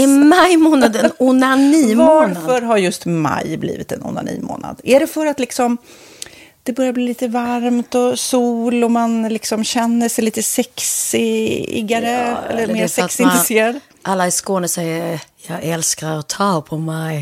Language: Swedish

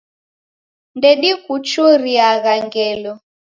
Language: Taita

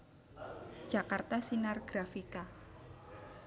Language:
Javanese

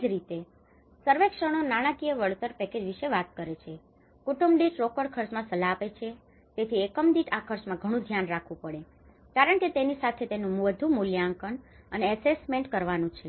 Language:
Gujarati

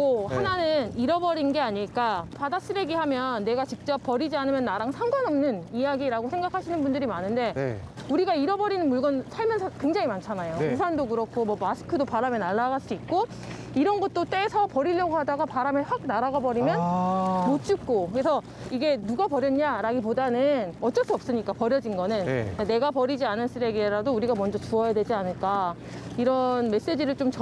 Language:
Korean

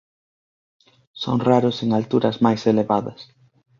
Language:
Galician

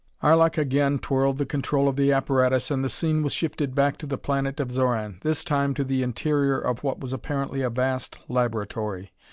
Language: English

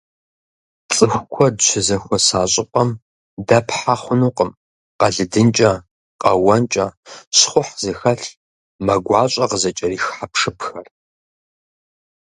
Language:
Kabardian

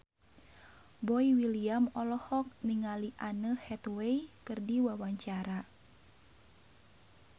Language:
Sundanese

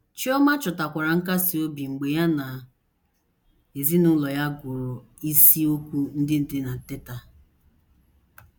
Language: Igbo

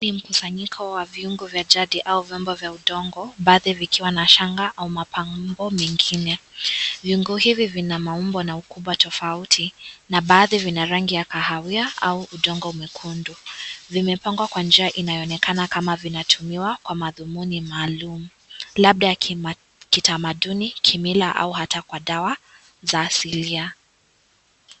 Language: Swahili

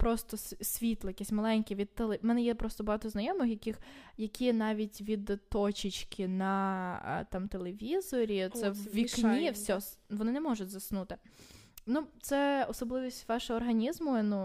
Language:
Ukrainian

